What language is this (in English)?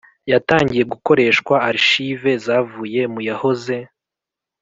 Kinyarwanda